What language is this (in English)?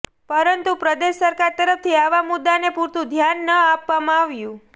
Gujarati